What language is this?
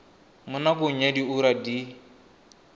Tswana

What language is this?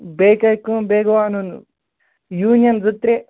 Kashmiri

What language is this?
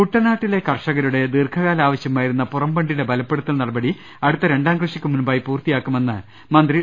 Malayalam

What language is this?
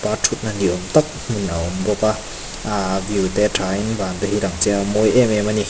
Mizo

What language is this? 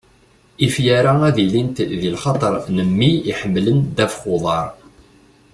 Kabyle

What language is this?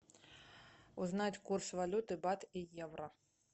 Russian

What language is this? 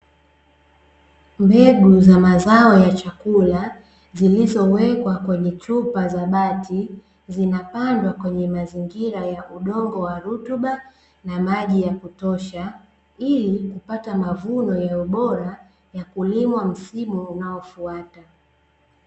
Swahili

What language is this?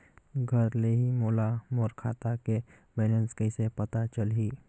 Chhattisgarhi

